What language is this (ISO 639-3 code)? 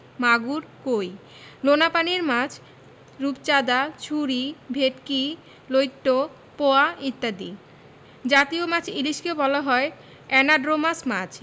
ben